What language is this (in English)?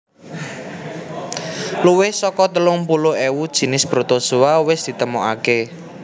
Javanese